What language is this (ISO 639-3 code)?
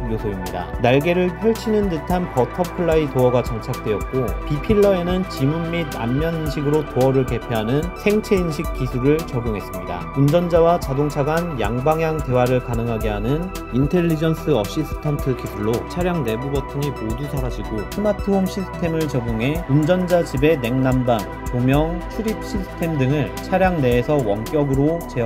kor